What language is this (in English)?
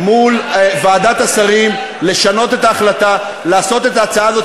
Hebrew